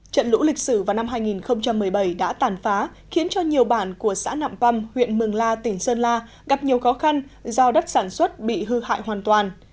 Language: Vietnamese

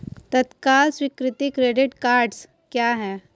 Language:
Hindi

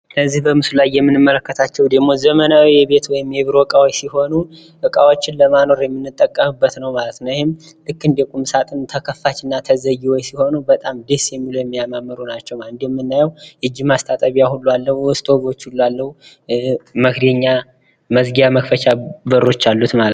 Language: Amharic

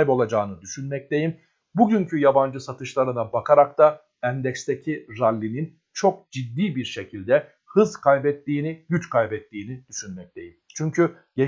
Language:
Turkish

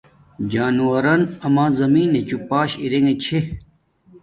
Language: Domaaki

